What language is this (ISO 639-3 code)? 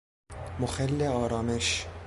fas